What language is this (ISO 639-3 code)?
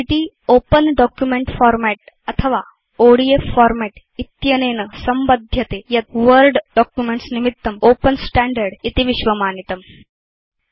san